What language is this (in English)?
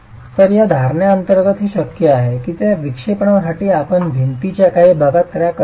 Marathi